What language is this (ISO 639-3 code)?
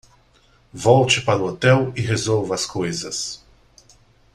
por